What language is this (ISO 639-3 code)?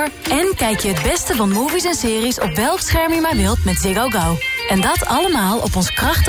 nld